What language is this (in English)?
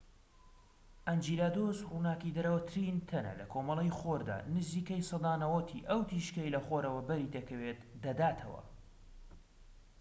Central Kurdish